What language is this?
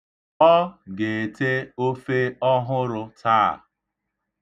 Igbo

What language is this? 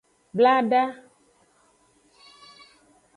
Aja (Benin)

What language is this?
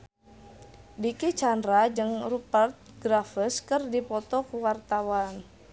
Sundanese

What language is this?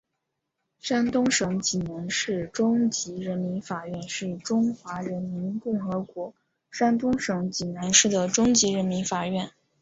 Chinese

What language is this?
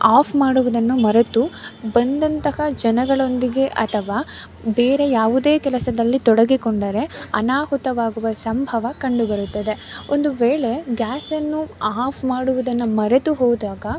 Kannada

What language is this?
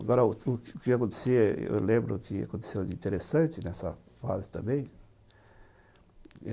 Portuguese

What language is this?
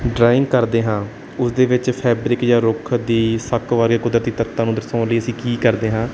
Punjabi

